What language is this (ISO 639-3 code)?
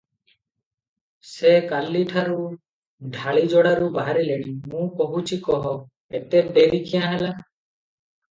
ori